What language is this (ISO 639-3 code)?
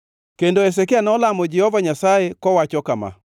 luo